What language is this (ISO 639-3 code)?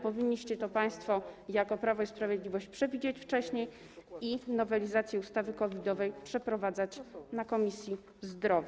pol